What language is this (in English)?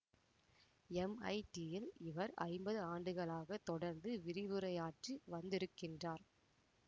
Tamil